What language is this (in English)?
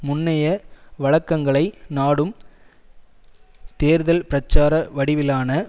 Tamil